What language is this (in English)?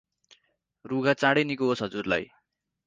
Nepali